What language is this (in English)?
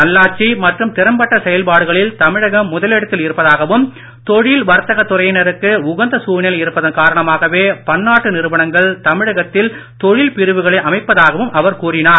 Tamil